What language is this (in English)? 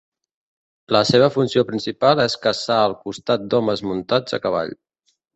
Catalan